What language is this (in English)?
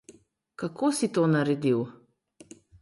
Slovenian